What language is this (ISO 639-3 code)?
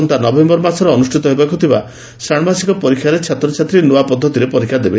ori